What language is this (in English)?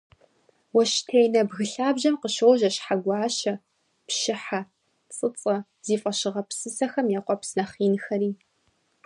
Kabardian